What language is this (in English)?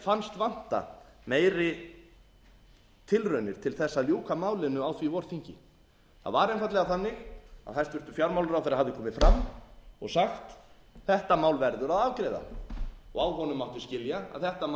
Icelandic